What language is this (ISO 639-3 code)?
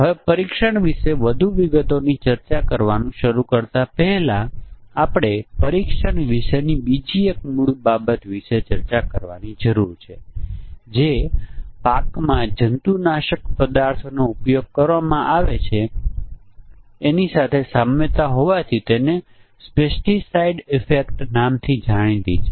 guj